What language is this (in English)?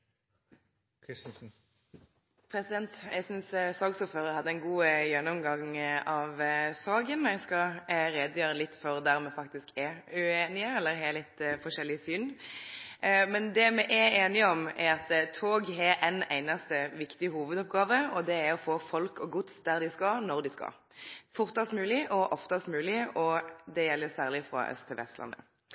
Norwegian